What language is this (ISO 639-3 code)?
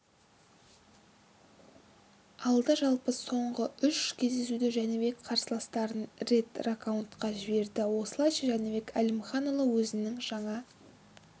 kaz